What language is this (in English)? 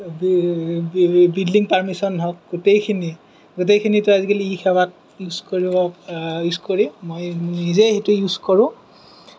Assamese